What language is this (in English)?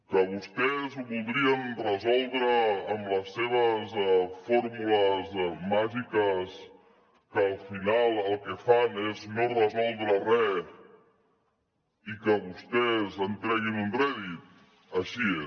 Catalan